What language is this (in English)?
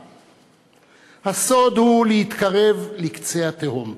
Hebrew